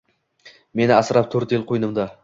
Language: Uzbek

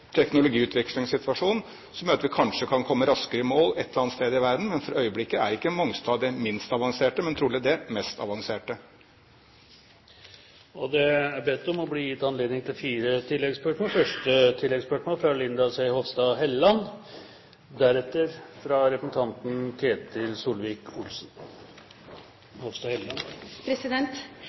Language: Norwegian Bokmål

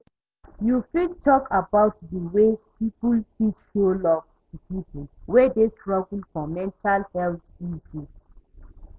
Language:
Nigerian Pidgin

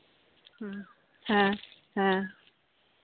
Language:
Santali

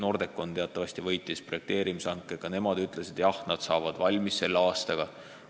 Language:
Estonian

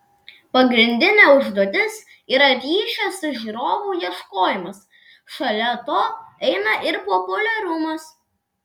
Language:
Lithuanian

